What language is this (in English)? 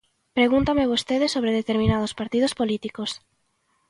Galician